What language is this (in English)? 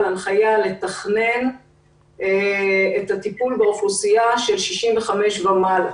Hebrew